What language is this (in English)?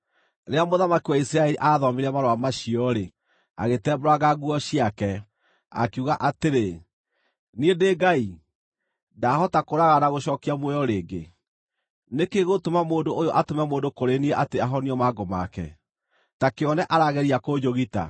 Kikuyu